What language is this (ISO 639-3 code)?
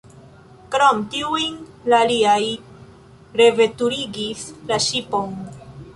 epo